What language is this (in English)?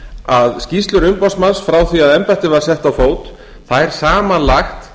Icelandic